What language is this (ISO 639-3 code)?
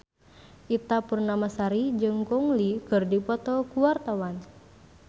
sun